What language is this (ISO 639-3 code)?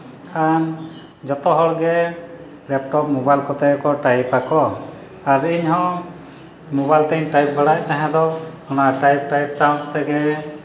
sat